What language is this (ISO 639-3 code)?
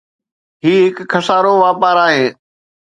snd